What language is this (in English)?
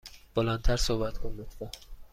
Persian